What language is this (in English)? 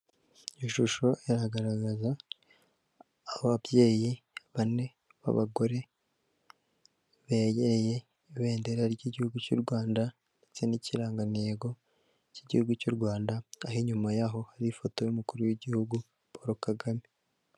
Kinyarwanda